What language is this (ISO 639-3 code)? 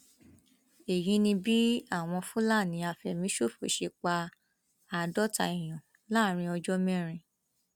yor